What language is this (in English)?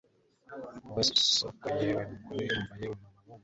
Kinyarwanda